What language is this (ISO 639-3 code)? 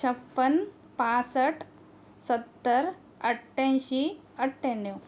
mar